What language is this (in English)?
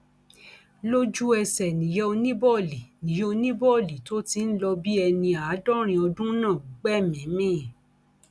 Yoruba